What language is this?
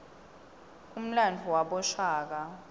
Swati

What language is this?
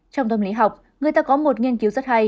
Vietnamese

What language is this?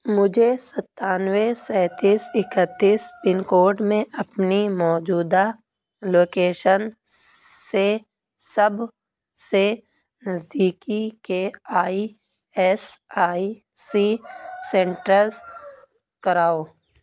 Urdu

